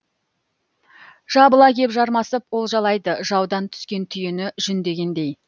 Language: Kazakh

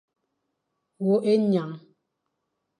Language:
Fang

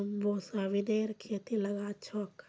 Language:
Magahi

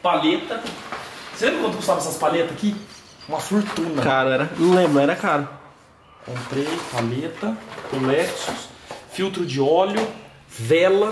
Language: Portuguese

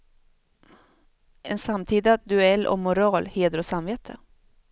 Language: Swedish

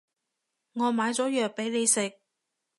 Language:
Cantonese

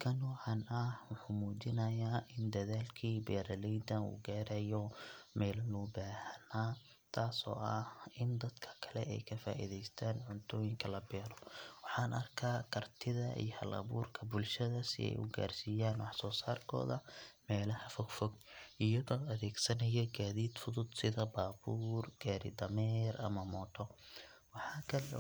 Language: Somali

